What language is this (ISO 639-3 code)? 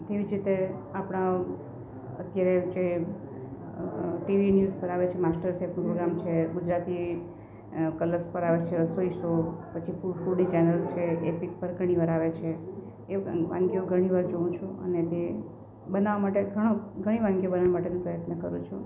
guj